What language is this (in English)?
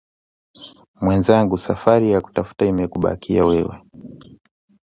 Swahili